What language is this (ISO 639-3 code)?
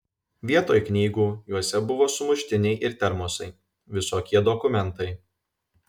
lit